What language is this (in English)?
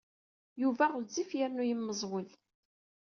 Kabyle